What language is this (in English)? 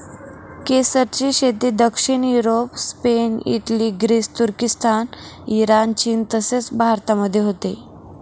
Marathi